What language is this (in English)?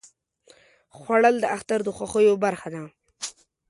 Pashto